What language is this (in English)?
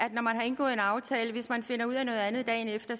Danish